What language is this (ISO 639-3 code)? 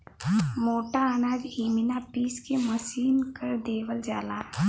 bho